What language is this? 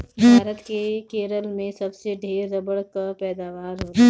Bhojpuri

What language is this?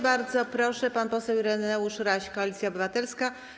Polish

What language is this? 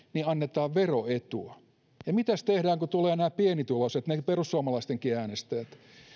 Finnish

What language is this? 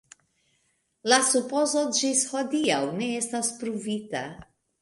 Esperanto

